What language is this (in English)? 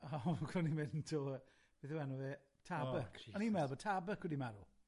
Welsh